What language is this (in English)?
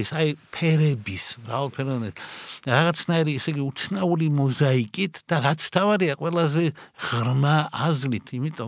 Romanian